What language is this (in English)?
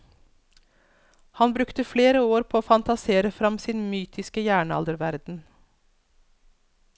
Norwegian